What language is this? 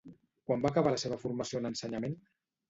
Catalan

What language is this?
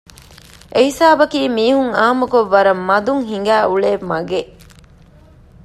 Divehi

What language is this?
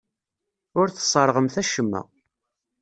Kabyle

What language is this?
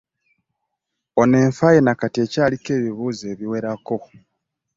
Ganda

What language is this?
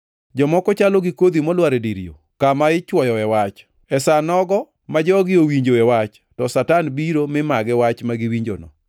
Luo (Kenya and Tanzania)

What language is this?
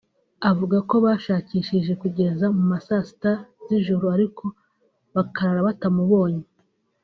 Kinyarwanda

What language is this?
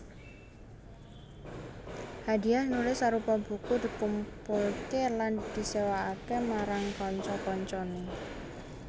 Javanese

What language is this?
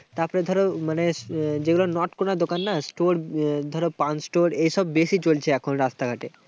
Bangla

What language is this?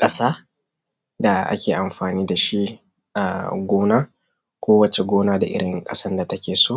Hausa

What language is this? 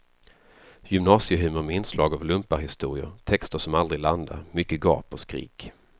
Swedish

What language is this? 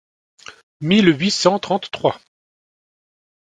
French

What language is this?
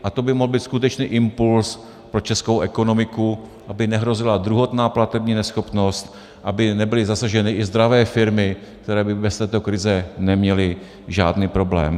Czech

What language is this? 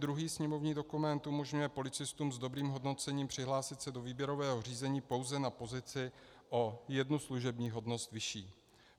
Czech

